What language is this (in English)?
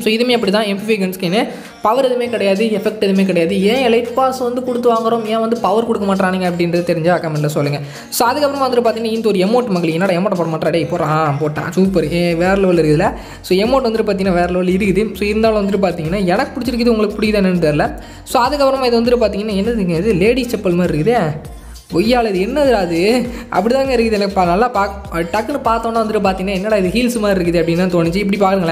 Romanian